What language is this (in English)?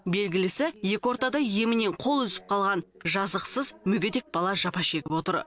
Kazakh